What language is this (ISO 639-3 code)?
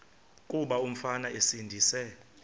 xho